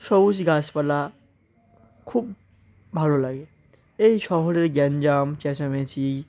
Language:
Bangla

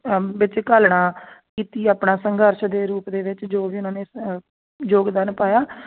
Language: Punjabi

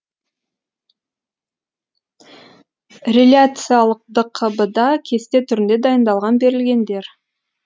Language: Kazakh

